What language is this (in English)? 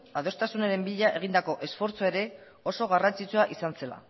Basque